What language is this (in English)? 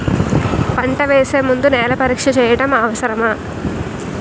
Telugu